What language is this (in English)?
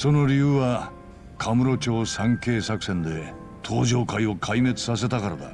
Japanese